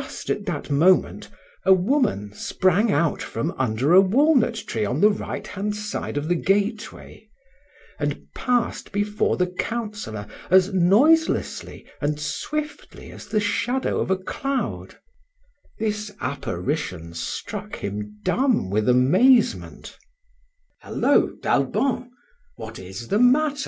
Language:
English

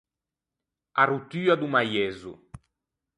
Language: Ligurian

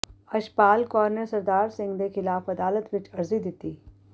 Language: Punjabi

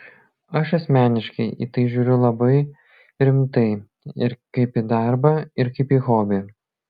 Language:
Lithuanian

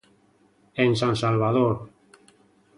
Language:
Galician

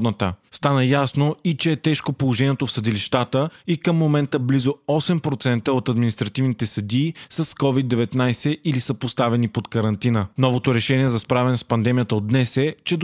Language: Bulgarian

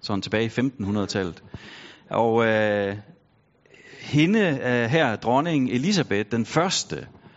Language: Danish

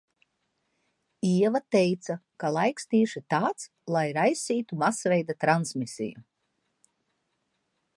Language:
Latvian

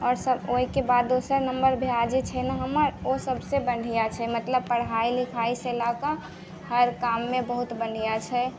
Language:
Maithili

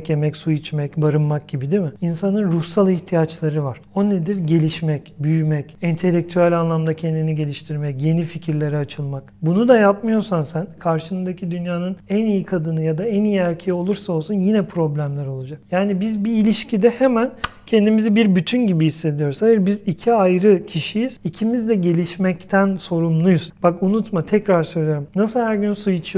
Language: Turkish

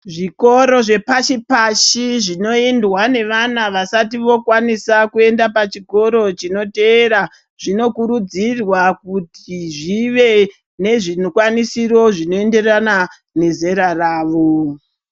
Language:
Ndau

